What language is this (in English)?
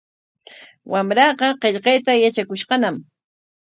Corongo Ancash Quechua